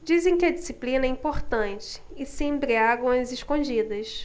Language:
Portuguese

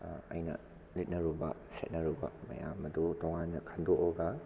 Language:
Manipuri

